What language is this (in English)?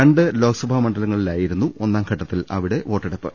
Malayalam